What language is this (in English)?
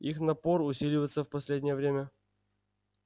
Russian